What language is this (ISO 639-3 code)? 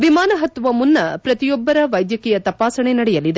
kan